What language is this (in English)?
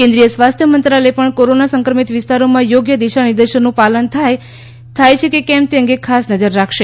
Gujarati